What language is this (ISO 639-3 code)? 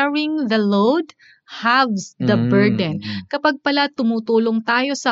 fil